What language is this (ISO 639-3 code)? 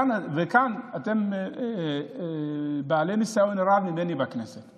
heb